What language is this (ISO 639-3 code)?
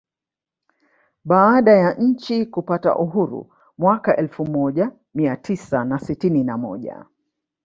swa